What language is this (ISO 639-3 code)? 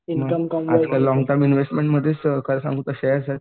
mar